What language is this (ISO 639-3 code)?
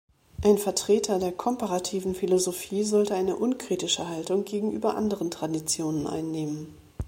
deu